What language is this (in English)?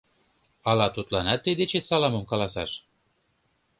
Mari